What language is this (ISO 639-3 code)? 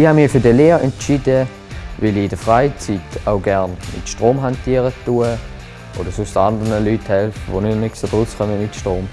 deu